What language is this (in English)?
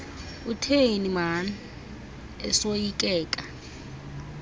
Xhosa